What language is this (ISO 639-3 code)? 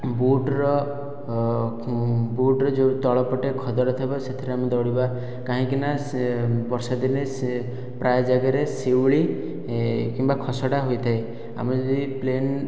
ori